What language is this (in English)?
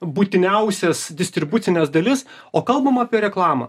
Lithuanian